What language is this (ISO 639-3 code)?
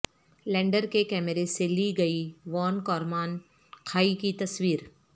urd